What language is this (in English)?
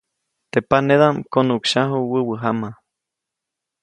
Copainalá Zoque